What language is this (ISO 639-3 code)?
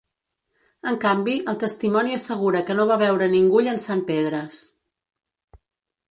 cat